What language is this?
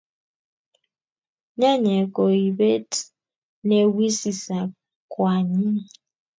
Kalenjin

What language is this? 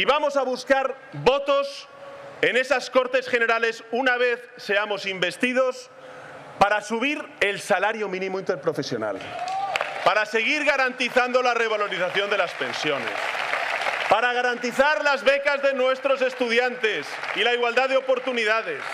Spanish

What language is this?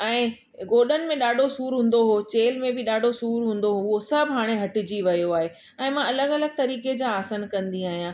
Sindhi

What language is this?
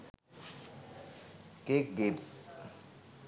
Sinhala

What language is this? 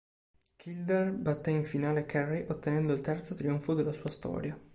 Italian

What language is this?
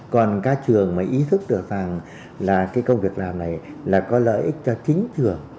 Vietnamese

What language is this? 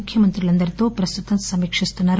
Telugu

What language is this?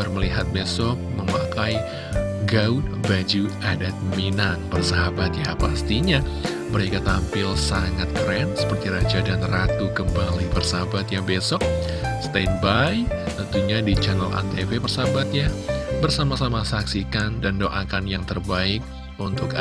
Indonesian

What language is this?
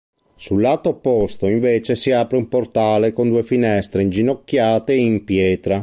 Italian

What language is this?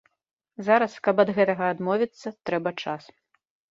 Belarusian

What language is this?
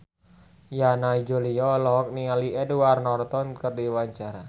Sundanese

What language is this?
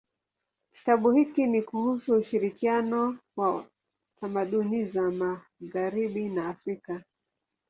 Swahili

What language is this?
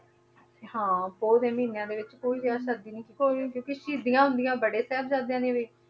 Punjabi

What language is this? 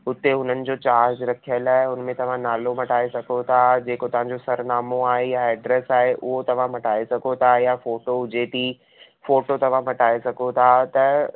Sindhi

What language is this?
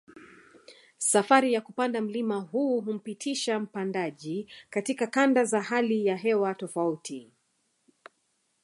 Swahili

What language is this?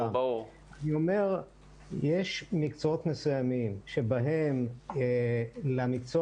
Hebrew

